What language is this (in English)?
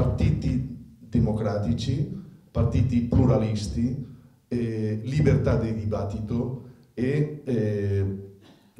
Italian